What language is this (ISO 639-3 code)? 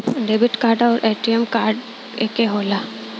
bho